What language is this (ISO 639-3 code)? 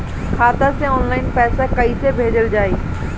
bho